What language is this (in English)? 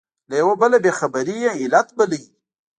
Pashto